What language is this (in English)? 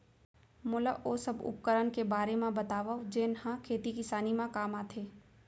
Chhattisgarhi